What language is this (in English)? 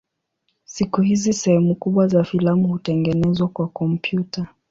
Swahili